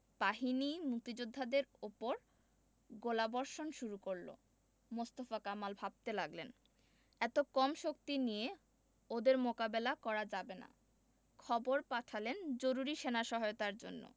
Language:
Bangla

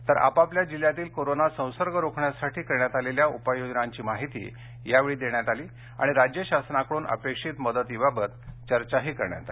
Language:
Marathi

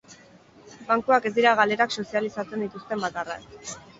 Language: Basque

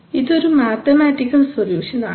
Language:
Malayalam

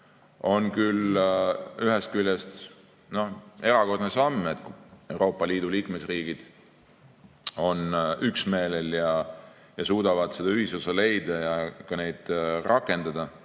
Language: Estonian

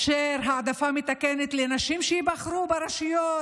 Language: Hebrew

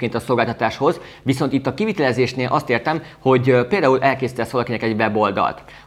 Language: Hungarian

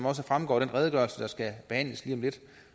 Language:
Danish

